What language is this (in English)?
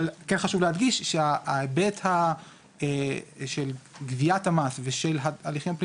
Hebrew